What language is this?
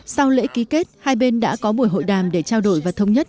Vietnamese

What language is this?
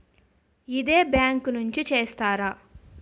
Telugu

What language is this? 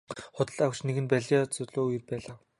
Mongolian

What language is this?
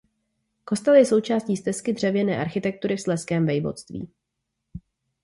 Czech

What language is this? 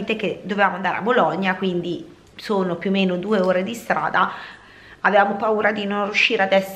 Italian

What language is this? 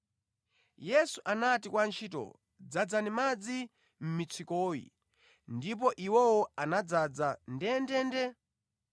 Nyanja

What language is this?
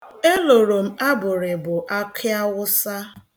Igbo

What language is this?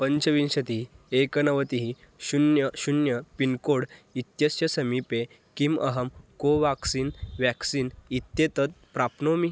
Sanskrit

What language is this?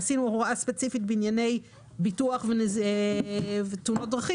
Hebrew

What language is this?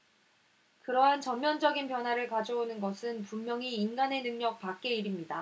Korean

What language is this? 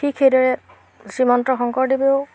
Assamese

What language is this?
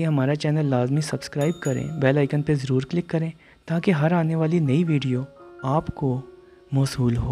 Hindi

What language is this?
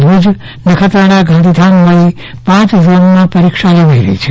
Gujarati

